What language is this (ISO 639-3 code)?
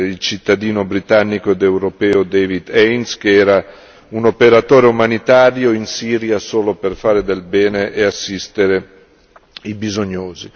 ita